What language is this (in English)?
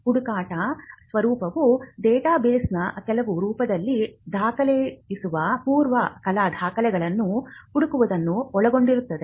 Kannada